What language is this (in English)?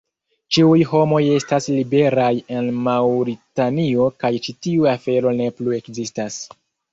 Esperanto